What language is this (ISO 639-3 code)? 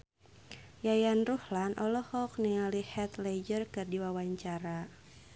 sun